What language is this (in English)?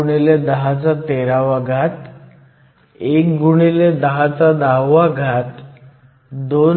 Marathi